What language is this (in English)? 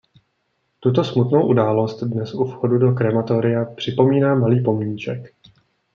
Czech